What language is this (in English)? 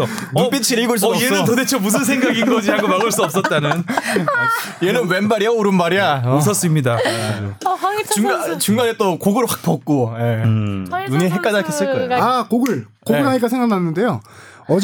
Korean